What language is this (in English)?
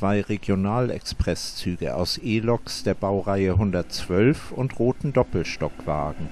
German